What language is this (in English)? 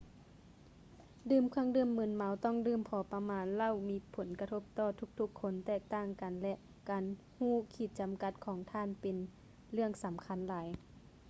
Lao